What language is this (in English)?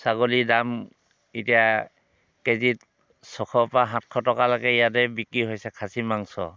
Assamese